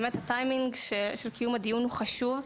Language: Hebrew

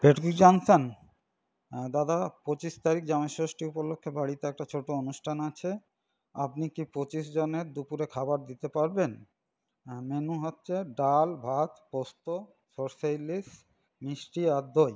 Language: Bangla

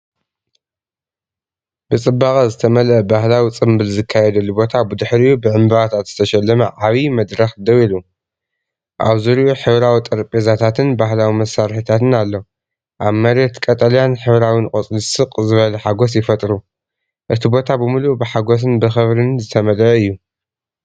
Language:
Tigrinya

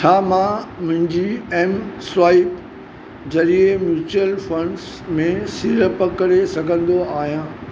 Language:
Sindhi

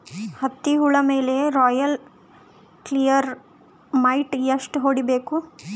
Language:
Kannada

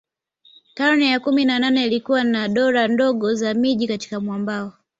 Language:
Swahili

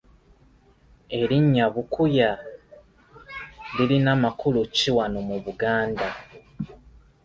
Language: Ganda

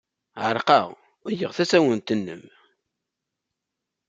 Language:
Kabyle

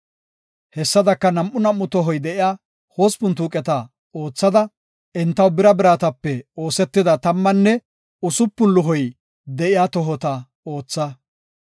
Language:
Gofa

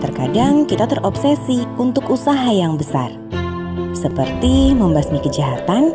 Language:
Indonesian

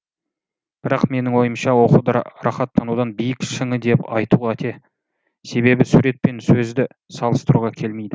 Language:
Kazakh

